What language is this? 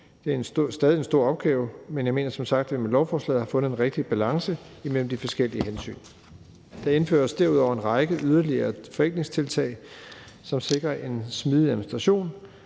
Danish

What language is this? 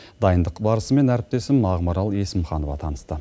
Kazakh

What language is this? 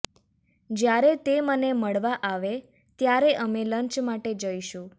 Gujarati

